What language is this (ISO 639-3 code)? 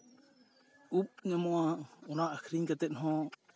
sat